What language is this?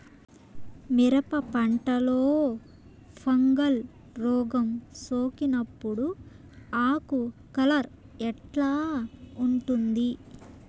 Telugu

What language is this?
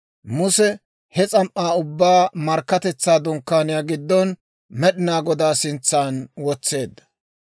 Dawro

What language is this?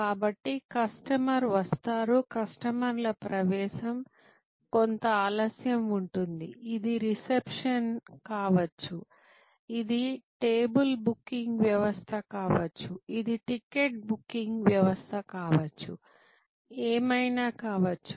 Telugu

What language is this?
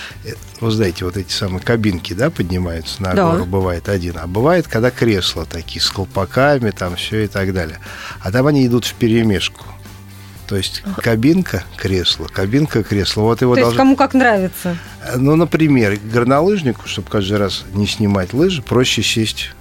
Russian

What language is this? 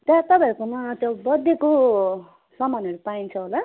Nepali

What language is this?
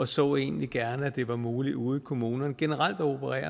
Danish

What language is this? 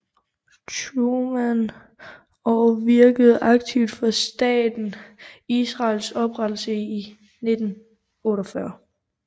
Danish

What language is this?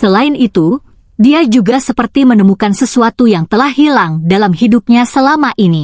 Indonesian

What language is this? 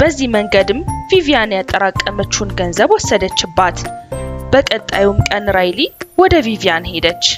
Arabic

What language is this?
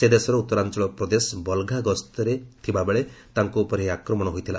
Odia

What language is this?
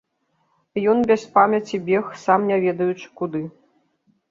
Belarusian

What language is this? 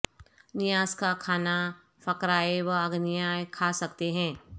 Urdu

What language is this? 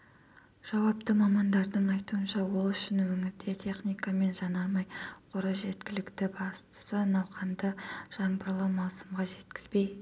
Kazakh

